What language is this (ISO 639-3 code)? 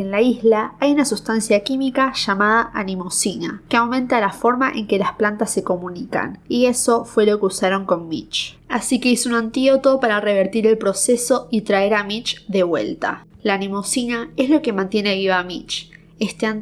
spa